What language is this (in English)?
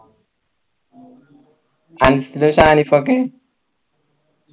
Malayalam